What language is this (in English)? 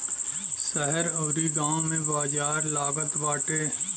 Bhojpuri